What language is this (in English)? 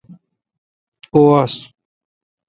Kalkoti